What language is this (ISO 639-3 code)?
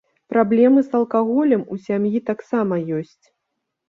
bel